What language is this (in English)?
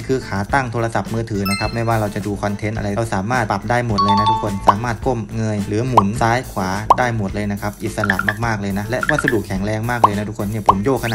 Thai